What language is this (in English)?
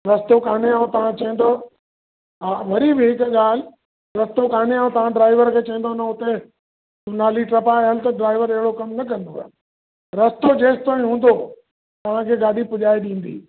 Sindhi